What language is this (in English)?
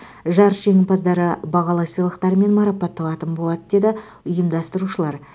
Kazakh